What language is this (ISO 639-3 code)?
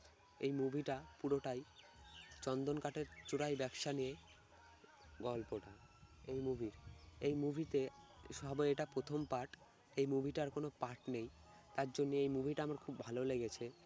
ben